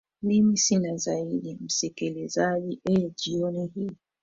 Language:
Swahili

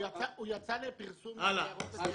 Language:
Hebrew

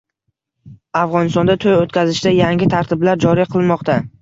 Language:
Uzbek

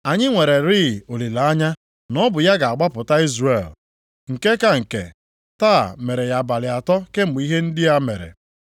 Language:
Igbo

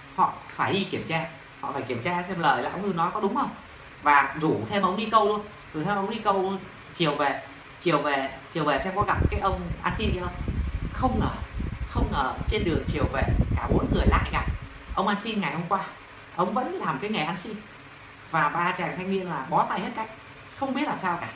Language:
Vietnamese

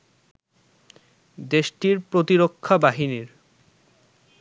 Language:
Bangla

